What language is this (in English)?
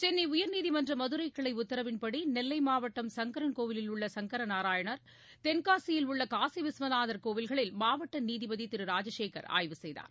Tamil